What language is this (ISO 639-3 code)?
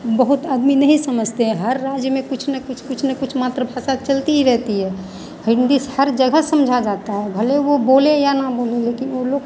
hin